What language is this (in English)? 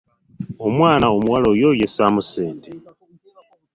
Ganda